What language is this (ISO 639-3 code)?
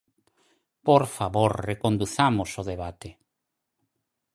glg